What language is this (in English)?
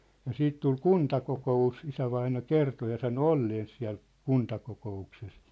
Finnish